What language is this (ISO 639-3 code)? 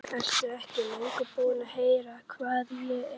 isl